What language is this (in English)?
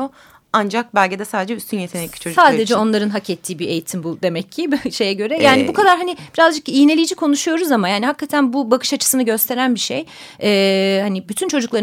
Turkish